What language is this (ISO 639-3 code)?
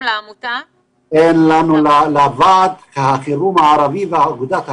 heb